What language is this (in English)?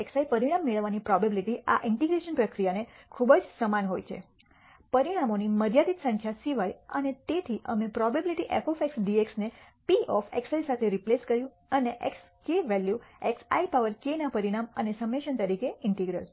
Gujarati